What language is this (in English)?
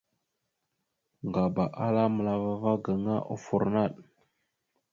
Mada (Cameroon)